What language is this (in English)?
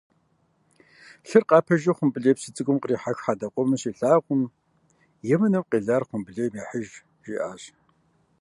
Kabardian